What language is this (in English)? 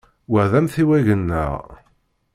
Kabyle